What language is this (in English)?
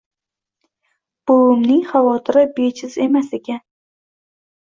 Uzbek